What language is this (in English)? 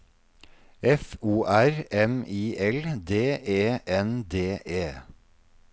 Norwegian